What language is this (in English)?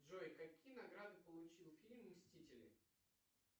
Russian